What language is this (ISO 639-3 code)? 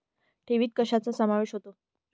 mar